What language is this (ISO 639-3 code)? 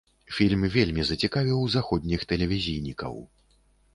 bel